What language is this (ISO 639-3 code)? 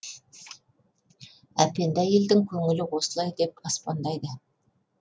kaz